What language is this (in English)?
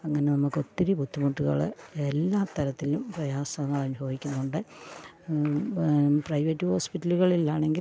Malayalam